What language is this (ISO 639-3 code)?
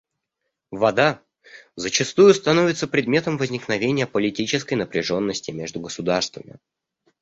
rus